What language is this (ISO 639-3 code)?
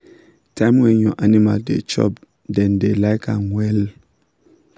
pcm